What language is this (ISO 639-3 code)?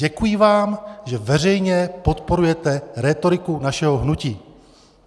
ces